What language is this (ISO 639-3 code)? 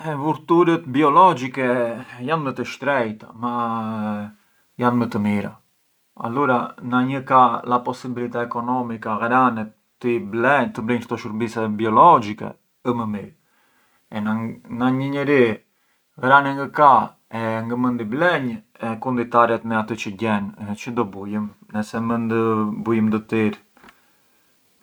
aae